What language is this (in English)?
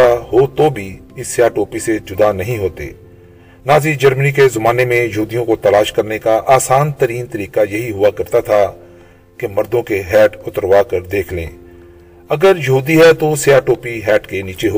Urdu